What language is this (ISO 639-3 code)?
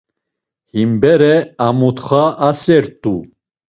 lzz